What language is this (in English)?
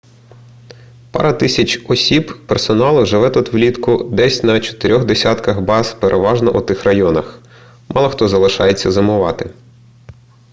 Ukrainian